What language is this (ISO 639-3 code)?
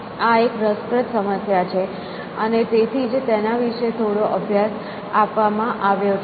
guj